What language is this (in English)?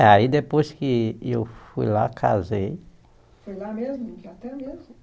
Portuguese